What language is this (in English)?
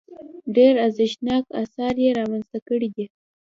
Pashto